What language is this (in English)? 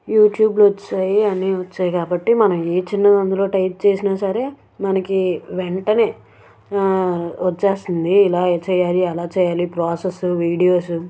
Telugu